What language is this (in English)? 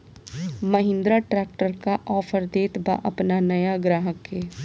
Bhojpuri